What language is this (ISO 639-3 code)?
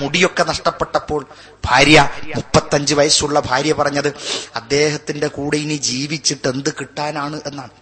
mal